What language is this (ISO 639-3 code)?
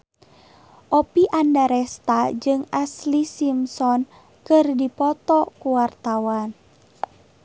sun